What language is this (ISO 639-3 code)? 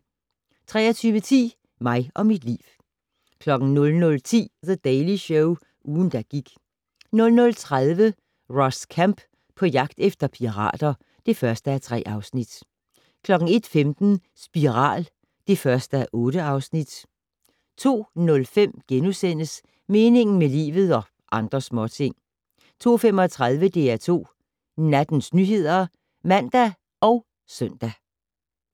dan